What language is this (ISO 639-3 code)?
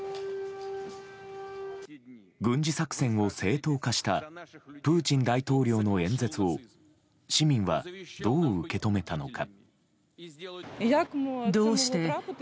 jpn